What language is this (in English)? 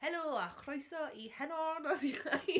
Welsh